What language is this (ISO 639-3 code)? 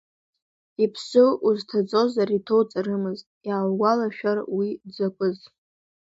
abk